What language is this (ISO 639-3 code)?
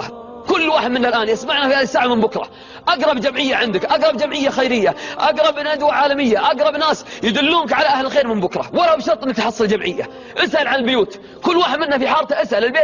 ara